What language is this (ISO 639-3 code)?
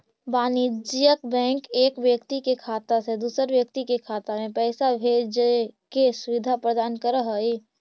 mag